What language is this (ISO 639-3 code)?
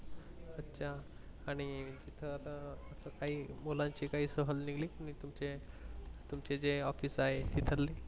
mar